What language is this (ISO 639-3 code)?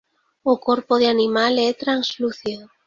glg